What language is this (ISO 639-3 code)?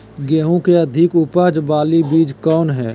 mag